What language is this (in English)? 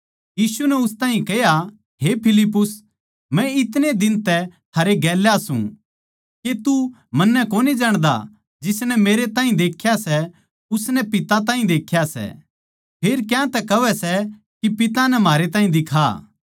Haryanvi